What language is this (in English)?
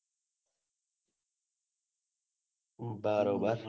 Gujarati